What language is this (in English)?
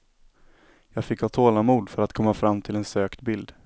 Swedish